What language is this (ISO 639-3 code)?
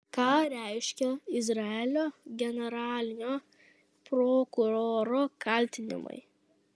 lit